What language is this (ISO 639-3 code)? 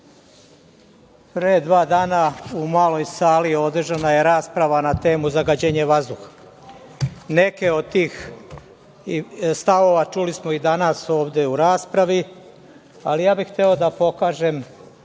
srp